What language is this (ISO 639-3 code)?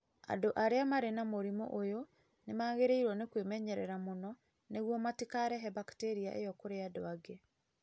kik